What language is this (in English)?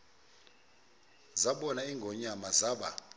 Xhosa